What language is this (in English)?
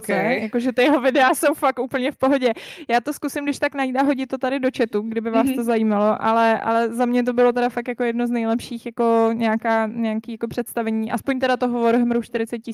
Czech